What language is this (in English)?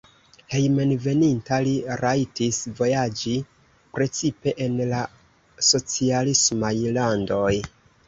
Esperanto